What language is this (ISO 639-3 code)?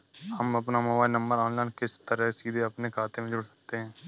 hin